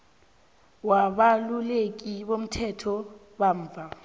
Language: South Ndebele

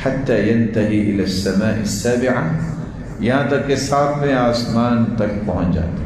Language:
Arabic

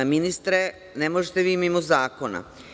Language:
Serbian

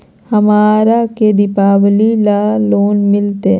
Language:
Magahi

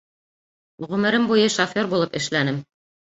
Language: Bashkir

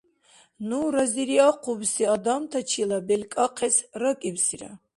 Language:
Dargwa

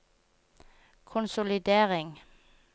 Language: Norwegian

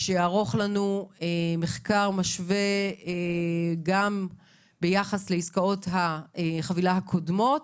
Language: Hebrew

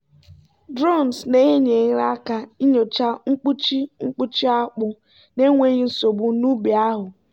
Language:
Igbo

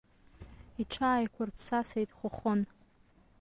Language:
Abkhazian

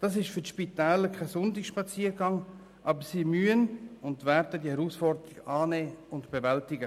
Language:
Swiss German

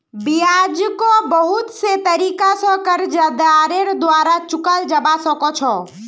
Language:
Magahi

